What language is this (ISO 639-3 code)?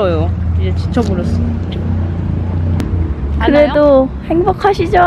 kor